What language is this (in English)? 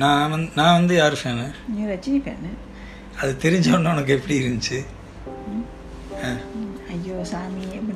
Tamil